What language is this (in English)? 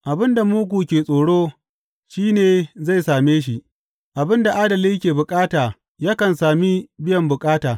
Hausa